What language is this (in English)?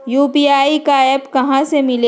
Magahi